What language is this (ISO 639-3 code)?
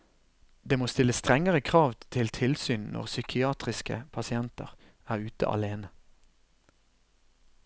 nor